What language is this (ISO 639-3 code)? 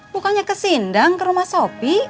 ind